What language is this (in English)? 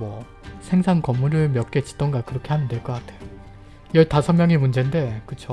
Korean